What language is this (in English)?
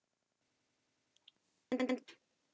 Icelandic